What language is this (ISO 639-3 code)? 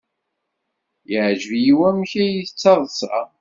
kab